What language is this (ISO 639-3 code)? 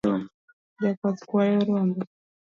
luo